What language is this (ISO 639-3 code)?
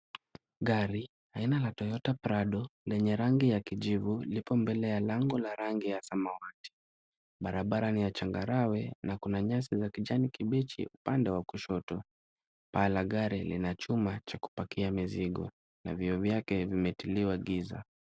swa